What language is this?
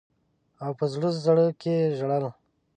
Pashto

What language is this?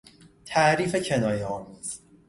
Persian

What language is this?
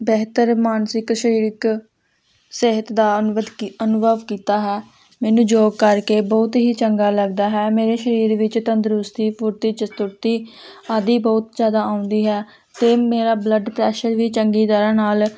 Punjabi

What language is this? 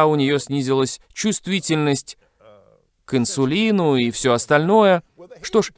Russian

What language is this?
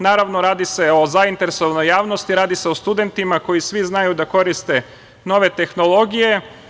Serbian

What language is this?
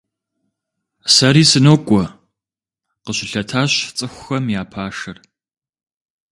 Kabardian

